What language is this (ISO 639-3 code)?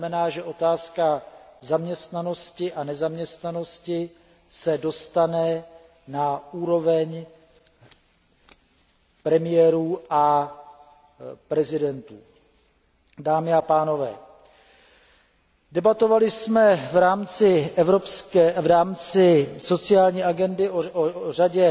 ces